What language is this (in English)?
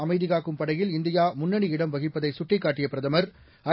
Tamil